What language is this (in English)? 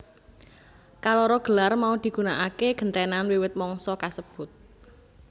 Javanese